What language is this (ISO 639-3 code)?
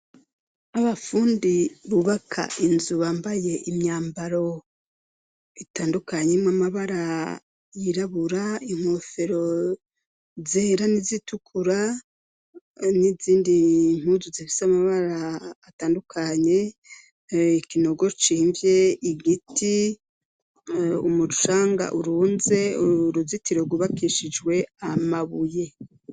run